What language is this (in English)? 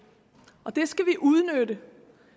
Danish